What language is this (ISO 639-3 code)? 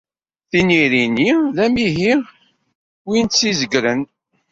kab